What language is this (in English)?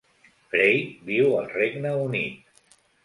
Catalan